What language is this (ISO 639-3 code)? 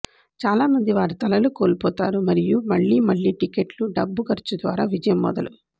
tel